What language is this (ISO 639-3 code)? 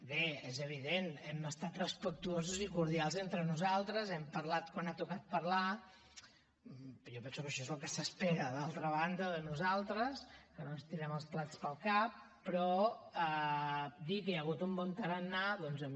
cat